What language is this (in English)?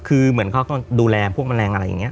Thai